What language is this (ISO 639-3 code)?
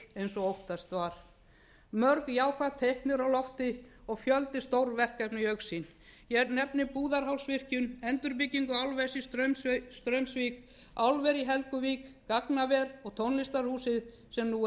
isl